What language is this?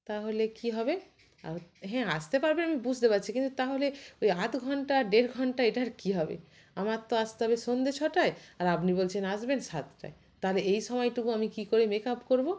Bangla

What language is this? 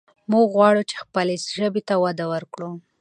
Pashto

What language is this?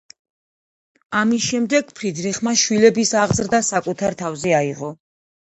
Georgian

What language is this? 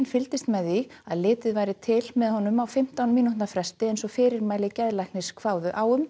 Icelandic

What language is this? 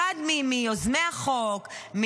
Hebrew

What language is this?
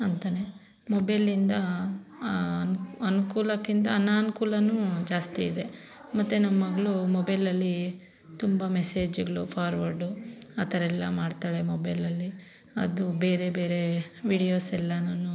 Kannada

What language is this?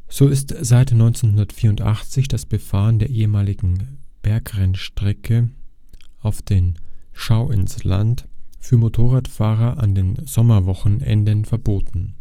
German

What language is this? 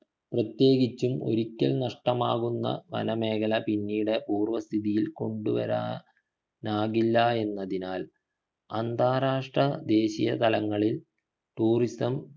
Malayalam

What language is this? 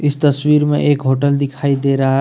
Hindi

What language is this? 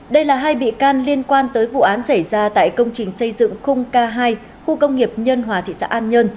Vietnamese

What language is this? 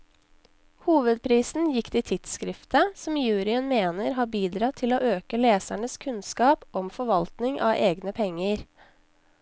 Norwegian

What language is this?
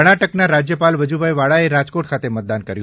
Gujarati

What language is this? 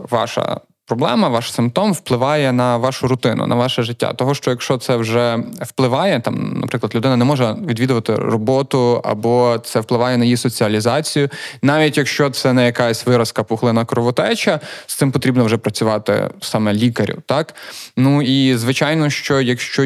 Ukrainian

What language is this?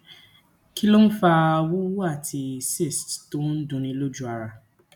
Yoruba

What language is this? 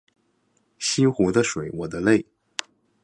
Chinese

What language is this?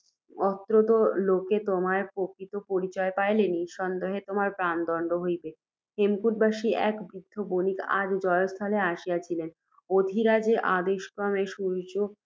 Bangla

